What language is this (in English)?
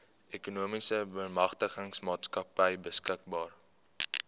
Afrikaans